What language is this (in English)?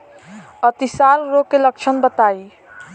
Bhojpuri